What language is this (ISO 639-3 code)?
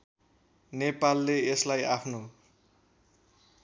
nep